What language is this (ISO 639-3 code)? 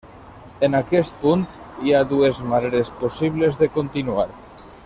cat